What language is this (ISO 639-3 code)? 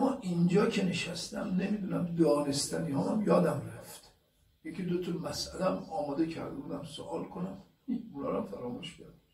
fas